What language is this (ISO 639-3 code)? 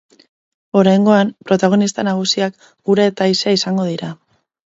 eus